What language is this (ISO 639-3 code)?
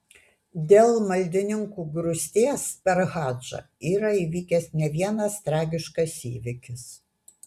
lit